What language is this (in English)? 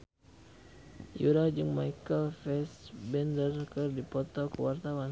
Sundanese